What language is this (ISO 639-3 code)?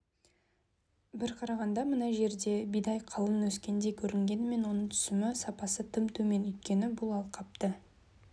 kaz